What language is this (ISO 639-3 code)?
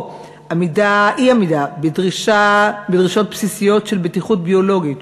heb